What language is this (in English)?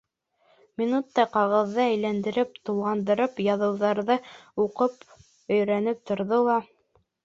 Bashkir